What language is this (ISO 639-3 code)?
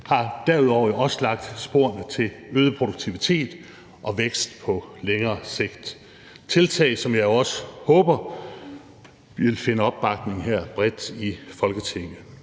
dan